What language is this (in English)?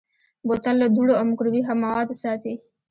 Pashto